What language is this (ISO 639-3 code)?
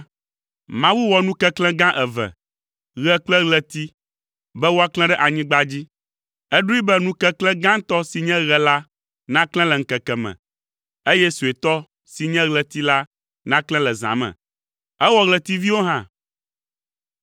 ewe